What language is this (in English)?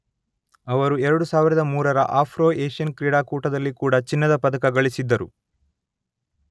Kannada